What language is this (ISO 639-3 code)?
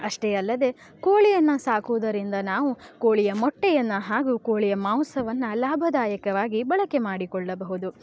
kan